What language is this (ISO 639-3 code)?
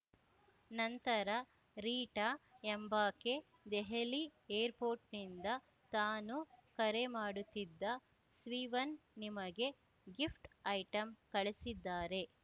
kan